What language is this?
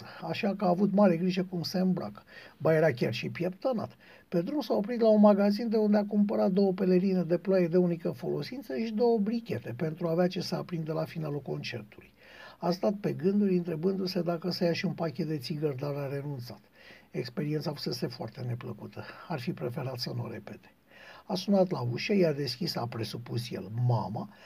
Romanian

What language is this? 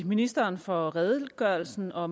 Danish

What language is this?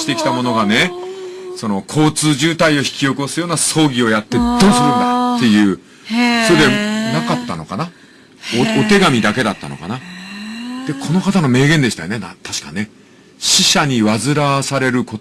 Japanese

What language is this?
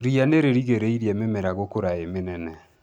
Kikuyu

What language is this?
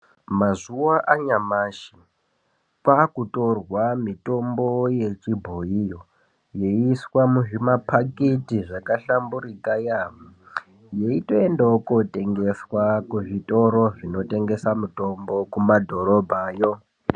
Ndau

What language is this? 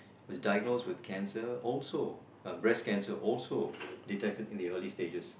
English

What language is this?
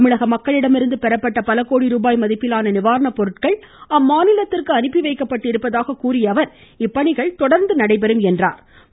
Tamil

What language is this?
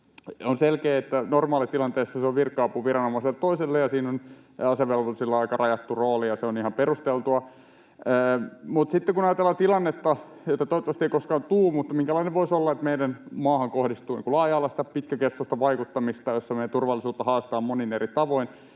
Finnish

